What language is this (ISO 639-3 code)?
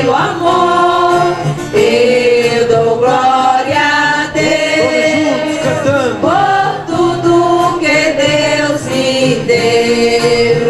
por